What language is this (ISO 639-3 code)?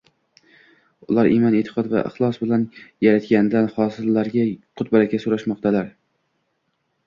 uzb